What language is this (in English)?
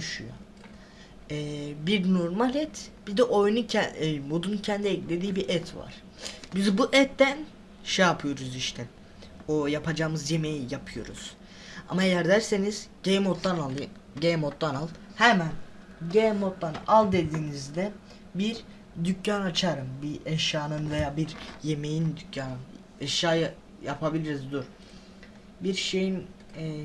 Turkish